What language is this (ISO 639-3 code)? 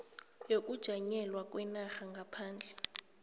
nbl